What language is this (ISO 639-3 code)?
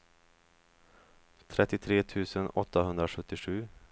swe